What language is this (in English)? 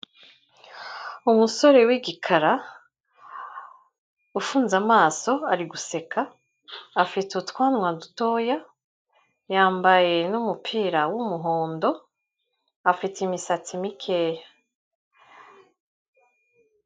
Kinyarwanda